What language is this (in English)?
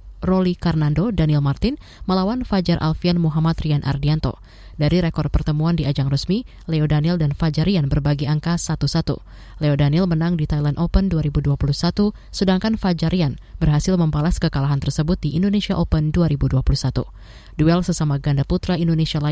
Indonesian